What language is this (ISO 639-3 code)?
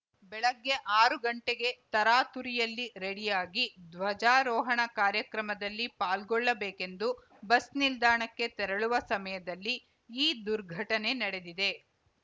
kan